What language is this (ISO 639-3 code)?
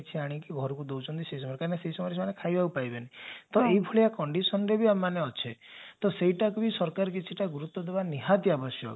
ori